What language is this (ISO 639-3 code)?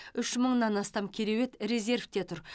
kaz